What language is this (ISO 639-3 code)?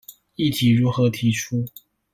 zho